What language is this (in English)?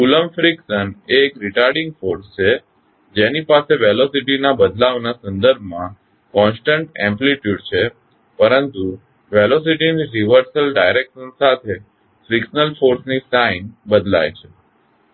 Gujarati